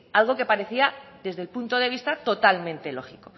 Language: Spanish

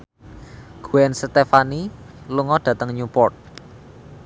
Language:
Javanese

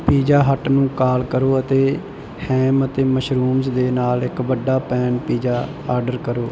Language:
Punjabi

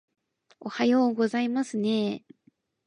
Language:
Japanese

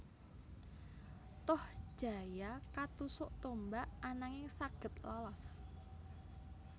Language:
Javanese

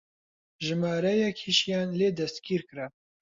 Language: Central Kurdish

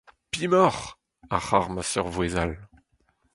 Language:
Breton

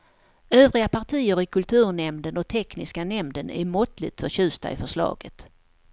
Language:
Swedish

